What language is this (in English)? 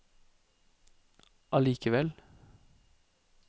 Norwegian